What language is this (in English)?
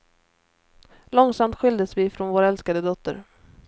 Swedish